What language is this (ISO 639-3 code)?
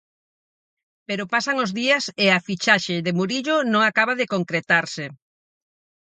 glg